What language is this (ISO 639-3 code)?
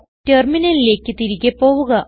mal